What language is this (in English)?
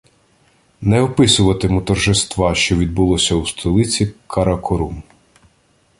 Ukrainian